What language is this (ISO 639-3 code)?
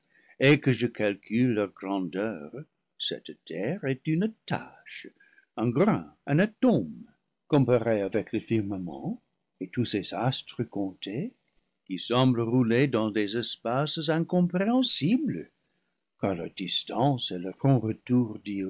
fra